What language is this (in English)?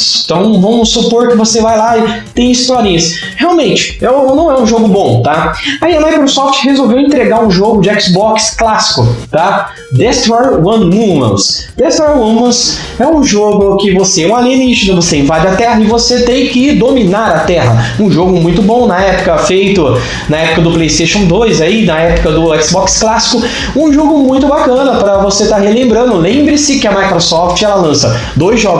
Portuguese